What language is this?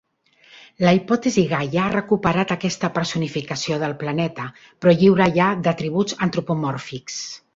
Catalan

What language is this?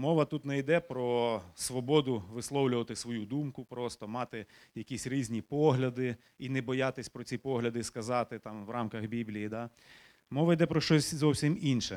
Ukrainian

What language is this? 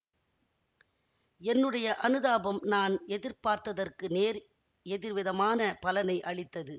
Tamil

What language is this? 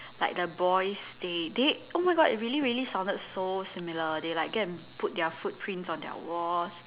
English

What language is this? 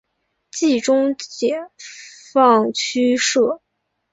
Chinese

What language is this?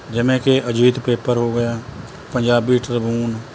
Punjabi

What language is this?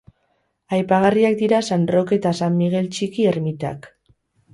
Basque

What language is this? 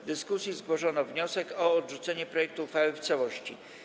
Polish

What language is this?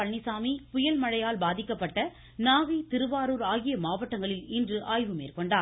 Tamil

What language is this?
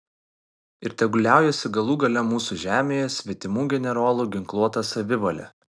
Lithuanian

